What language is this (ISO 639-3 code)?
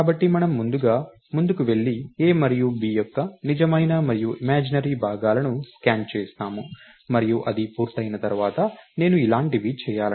tel